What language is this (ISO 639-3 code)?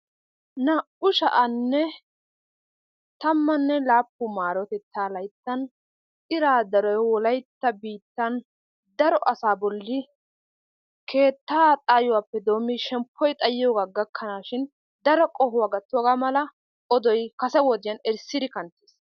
wal